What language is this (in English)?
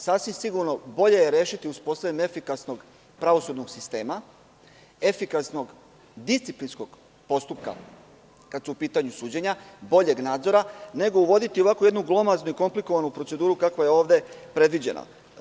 Serbian